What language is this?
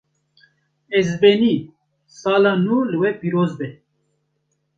Kurdish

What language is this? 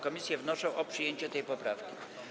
Polish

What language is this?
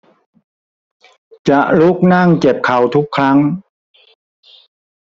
Thai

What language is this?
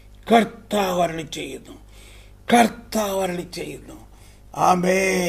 Malayalam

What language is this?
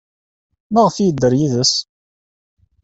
Kabyle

